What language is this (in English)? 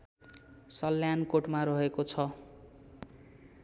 Nepali